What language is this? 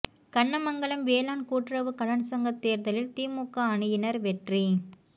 Tamil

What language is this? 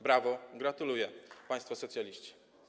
Polish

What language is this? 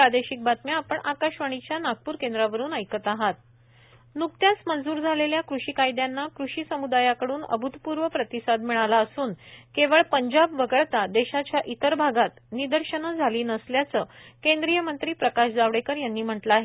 Marathi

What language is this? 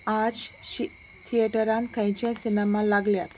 Konkani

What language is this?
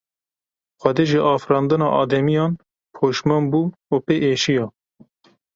Kurdish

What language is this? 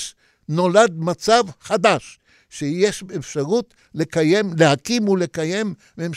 Hebrew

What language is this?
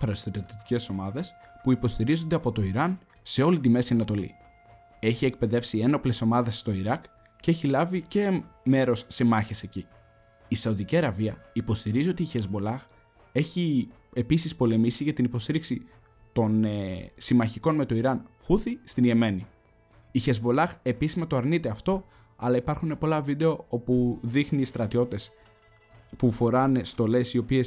Greek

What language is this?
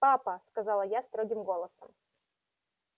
Russian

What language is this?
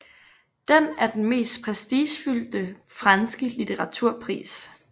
Danish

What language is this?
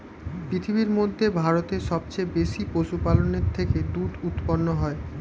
Bangla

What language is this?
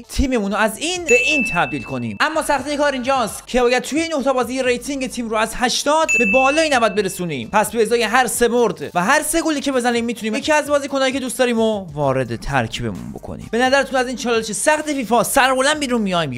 Persian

